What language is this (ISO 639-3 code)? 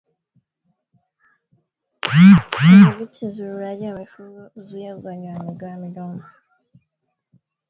swa